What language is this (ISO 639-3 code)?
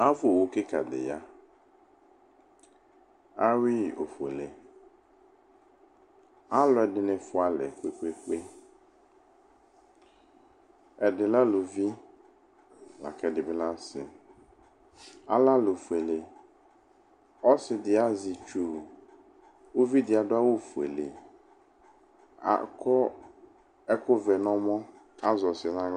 kpo